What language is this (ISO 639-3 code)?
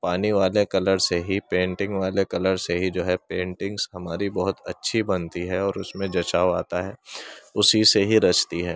urd